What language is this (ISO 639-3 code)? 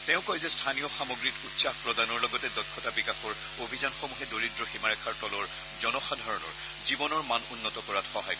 asm